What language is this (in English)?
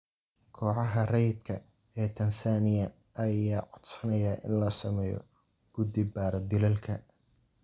Somali